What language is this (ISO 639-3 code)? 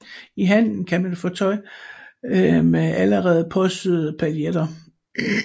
dan